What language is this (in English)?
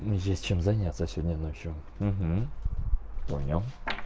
Russian